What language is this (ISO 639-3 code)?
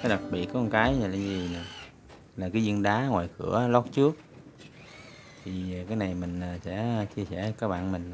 vie